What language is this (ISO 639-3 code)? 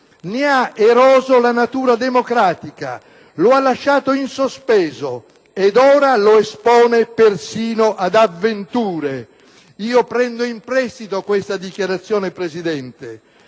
ita